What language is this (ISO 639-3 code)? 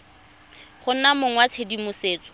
tsn